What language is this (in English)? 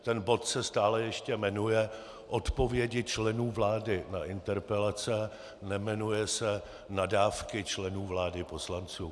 Czech